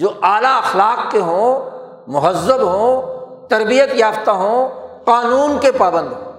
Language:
Urdu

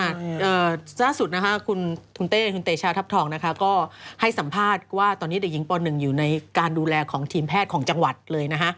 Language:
Thai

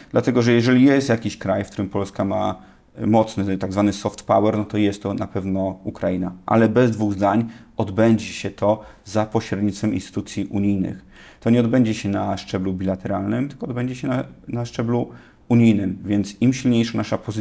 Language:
Polish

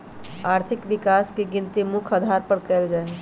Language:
Magahi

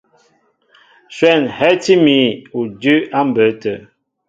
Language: Mbo (Cameroon)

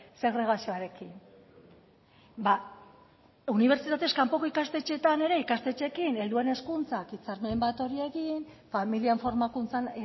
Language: Basque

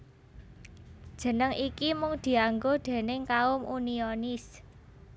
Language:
Javanese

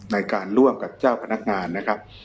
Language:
Thai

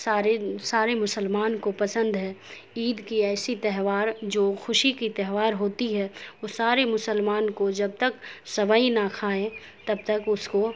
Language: Urdu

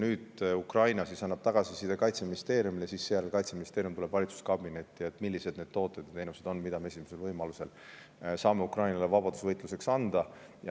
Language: Estonian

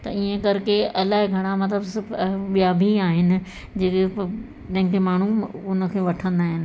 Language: Sindhi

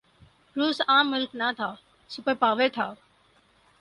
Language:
Urdu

